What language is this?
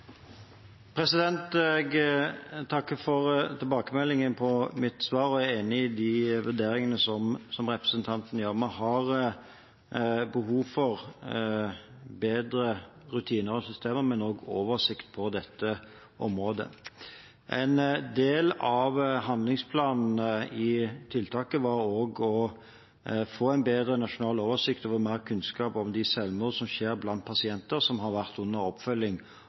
Norwegian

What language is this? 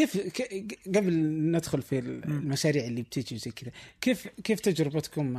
Arabic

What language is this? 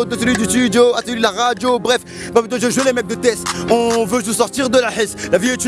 French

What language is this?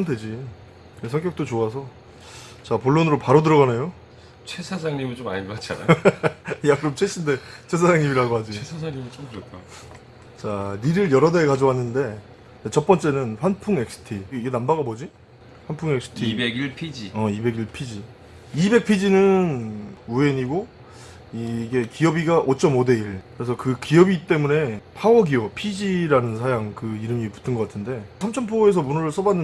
Korean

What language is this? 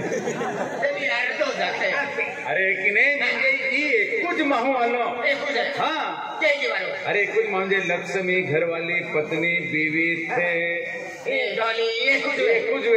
Marathi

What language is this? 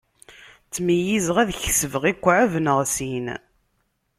Kabyle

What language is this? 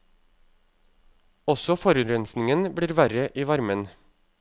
Norwegian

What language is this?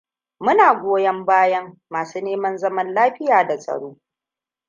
Hausa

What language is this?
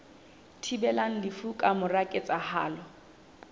Southern Sotho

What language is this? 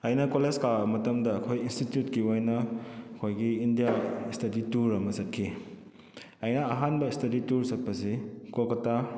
Manipuri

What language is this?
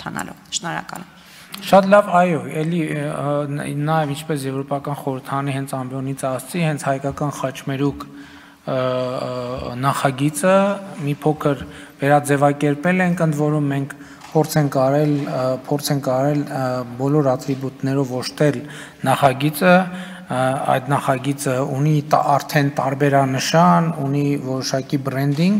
Romanian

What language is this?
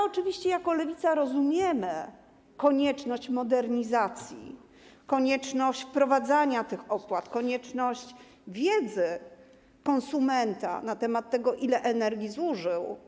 Polish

